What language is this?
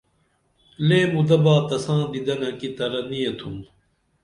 Dameli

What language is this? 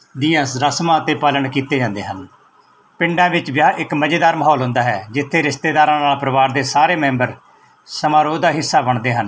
Punjabi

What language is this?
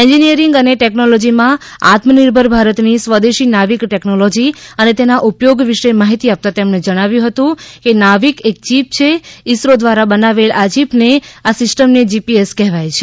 Gujarati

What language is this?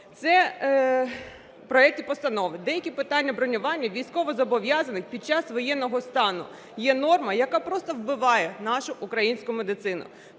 Ukrainian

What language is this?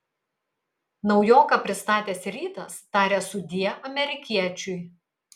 Lithuanian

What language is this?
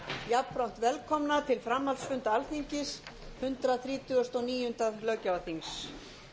Icelandic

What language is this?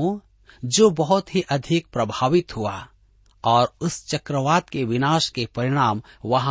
Hindi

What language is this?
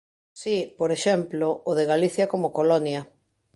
Galician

